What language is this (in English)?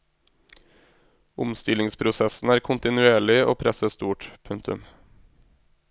Norwegian